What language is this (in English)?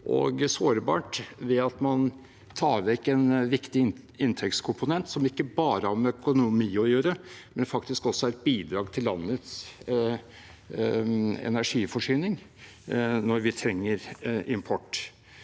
Norwegian